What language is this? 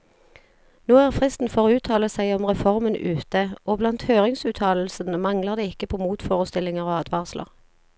Norwegian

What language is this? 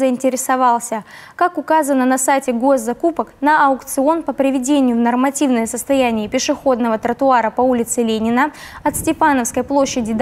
Russian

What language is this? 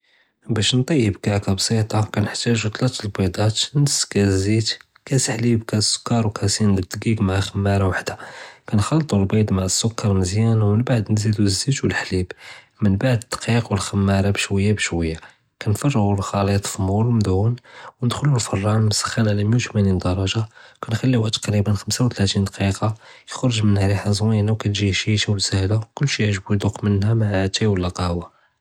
Judeo-Arabic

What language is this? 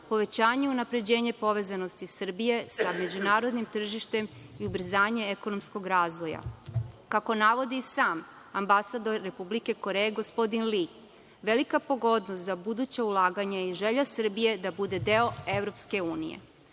Serbian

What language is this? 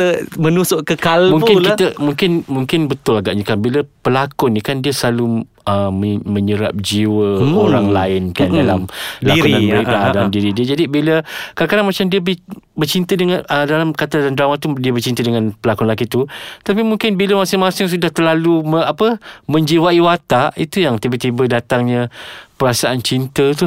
Malay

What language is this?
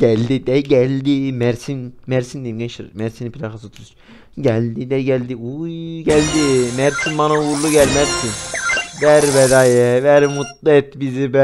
Turkish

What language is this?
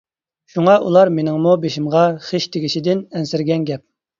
Uyghur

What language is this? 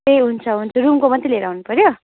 Nepali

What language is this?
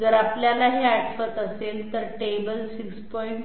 Marathi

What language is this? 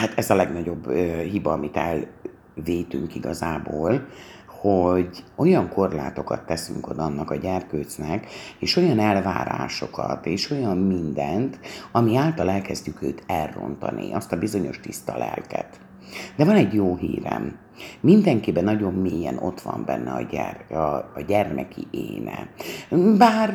Hungarian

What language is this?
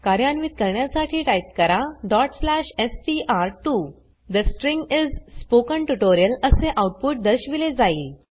Marathi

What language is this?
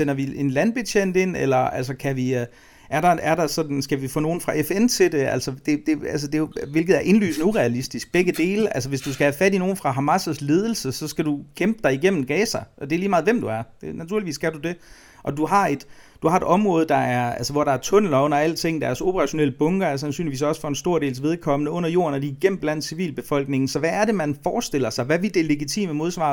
Danish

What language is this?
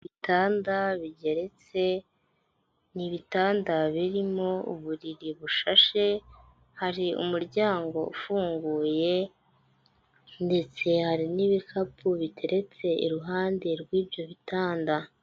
Kinyarwanda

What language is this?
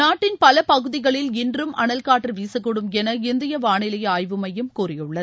Tamil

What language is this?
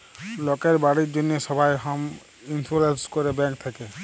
Bangla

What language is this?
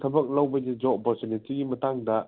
Manipuri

